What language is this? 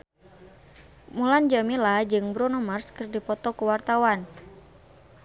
Sundanese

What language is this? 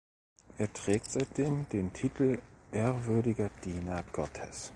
German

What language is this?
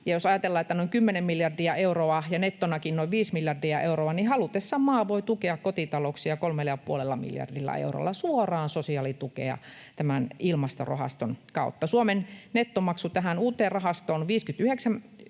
Finnish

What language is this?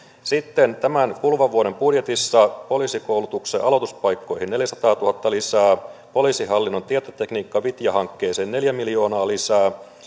Finnish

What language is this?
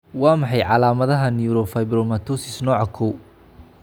Somali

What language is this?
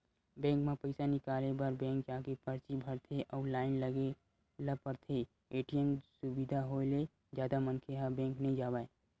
Chhattisgarhi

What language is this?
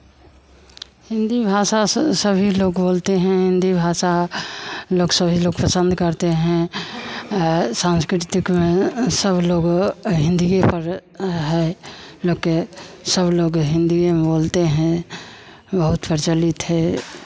Hindi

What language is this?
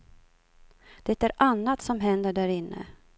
Swedish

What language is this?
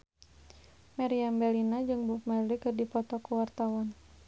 Sundanese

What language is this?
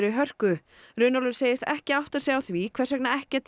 Icelandic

